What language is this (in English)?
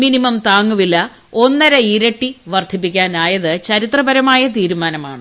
Malayalam